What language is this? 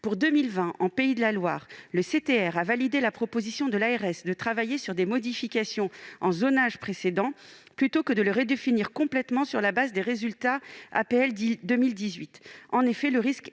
French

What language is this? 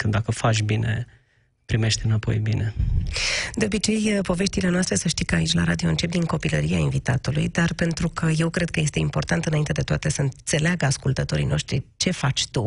Romanian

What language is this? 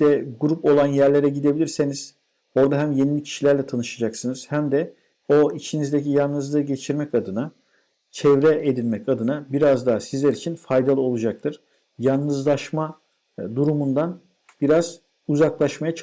Turkish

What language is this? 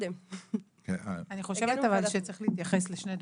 Hebrew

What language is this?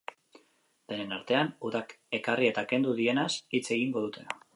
Basque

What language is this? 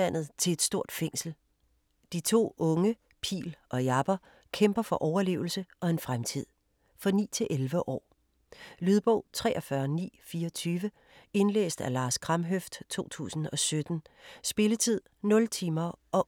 Danish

